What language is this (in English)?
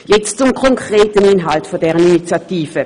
Swiss German